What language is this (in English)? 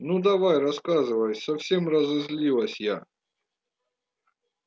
Russian